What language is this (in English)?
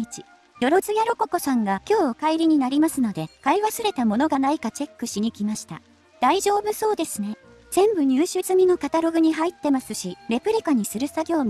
Japanese